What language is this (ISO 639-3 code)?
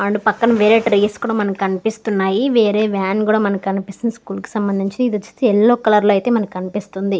tel